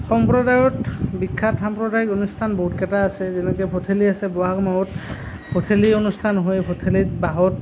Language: Assamese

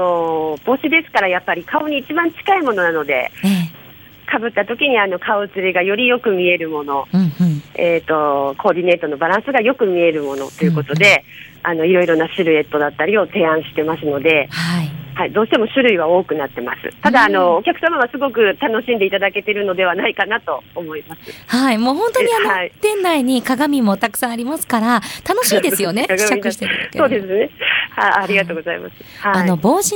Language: Japanese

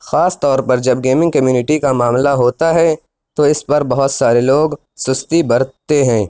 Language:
Urdu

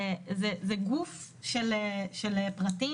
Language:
Hebrew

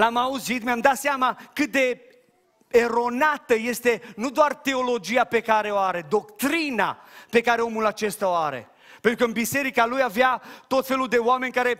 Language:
Romanian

